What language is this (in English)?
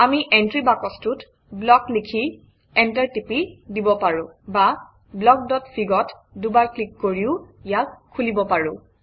Assamese